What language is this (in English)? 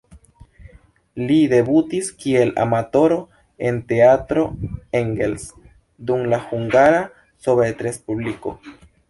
Esperanto